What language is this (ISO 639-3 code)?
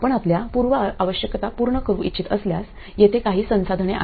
mar